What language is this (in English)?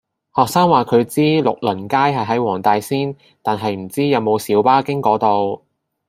Cantonese